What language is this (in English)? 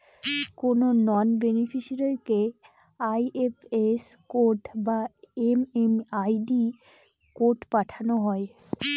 Bangla